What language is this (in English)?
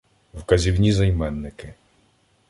Ukrainian